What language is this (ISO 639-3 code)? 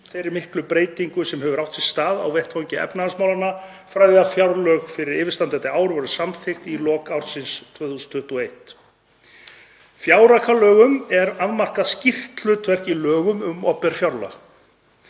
isl